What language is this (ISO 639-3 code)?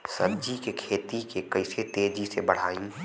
bho